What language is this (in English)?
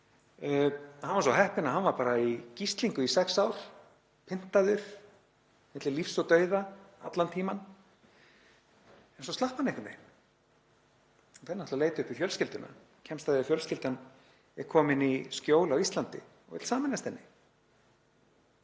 Icelandic